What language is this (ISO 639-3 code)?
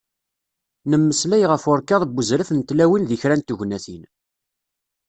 kab